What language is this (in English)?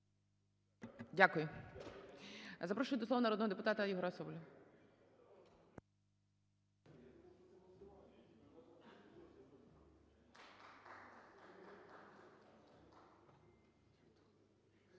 Ukrainian